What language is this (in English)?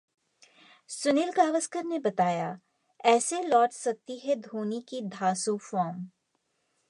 Hindi